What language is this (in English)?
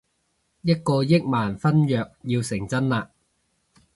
Cantonese